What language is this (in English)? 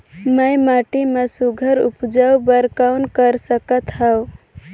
Chhattisgarhi